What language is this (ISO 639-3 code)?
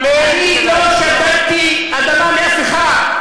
heb